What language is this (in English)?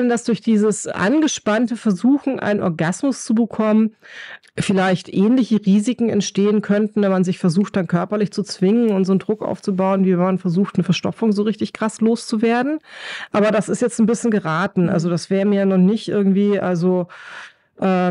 German